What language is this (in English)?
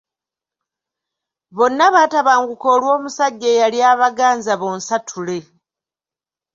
Ganda